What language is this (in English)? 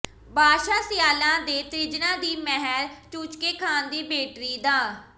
Punjabi